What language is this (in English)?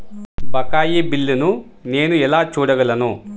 Telugu